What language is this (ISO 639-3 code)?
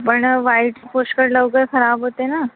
mar